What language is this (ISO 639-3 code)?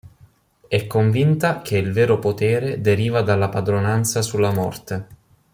ita